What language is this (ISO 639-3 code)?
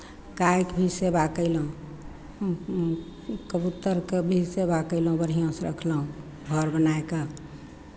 mai